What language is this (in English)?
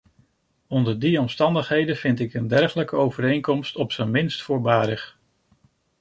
Dutch